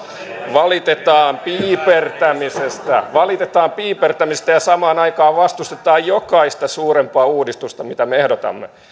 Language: Finnish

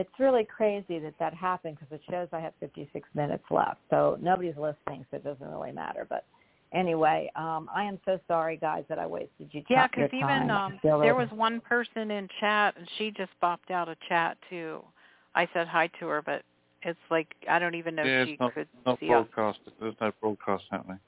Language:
English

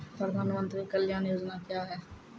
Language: Maithili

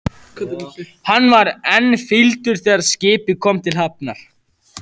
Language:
Icelandic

